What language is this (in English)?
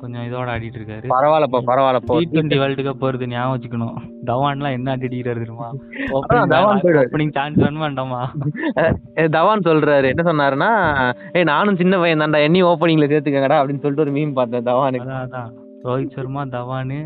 Tamil